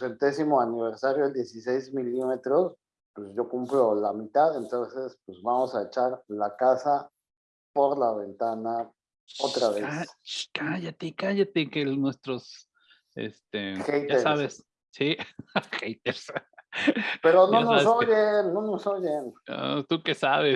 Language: Spanish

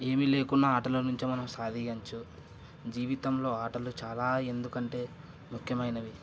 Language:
Telugu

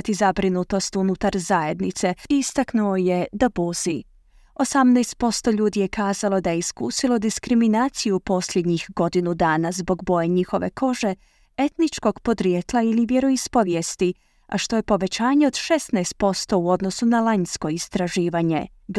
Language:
Croatian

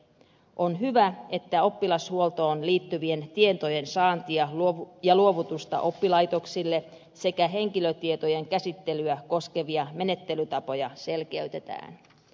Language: Finnish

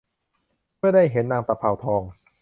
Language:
Thai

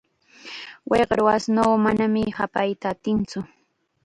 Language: Chiquián Ancash Quechua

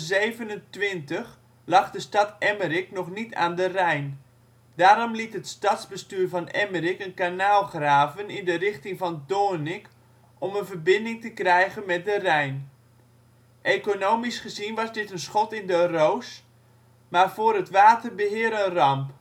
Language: Dutch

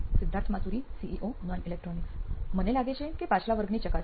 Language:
Gujarati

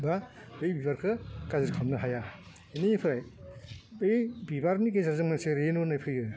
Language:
Bodo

